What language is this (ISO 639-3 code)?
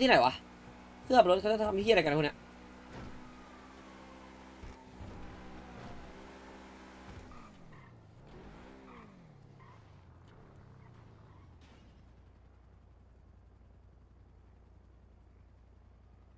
tha